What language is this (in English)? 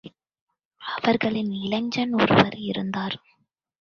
Tamil